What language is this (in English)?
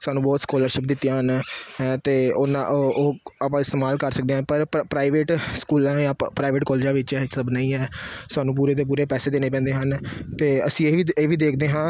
Punjabi